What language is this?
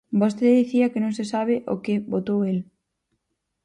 Galician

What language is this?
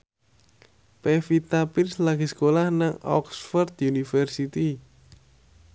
Javanese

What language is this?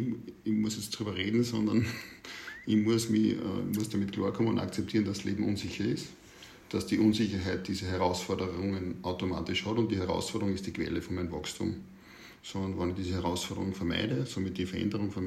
German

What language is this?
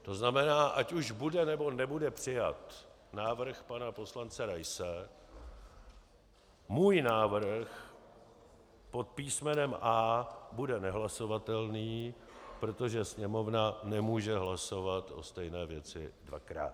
Czech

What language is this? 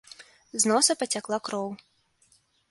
Belarusian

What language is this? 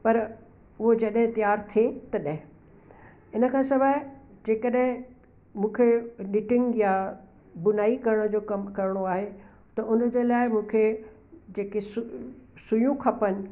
Sindhi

